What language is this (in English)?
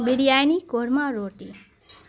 Urdu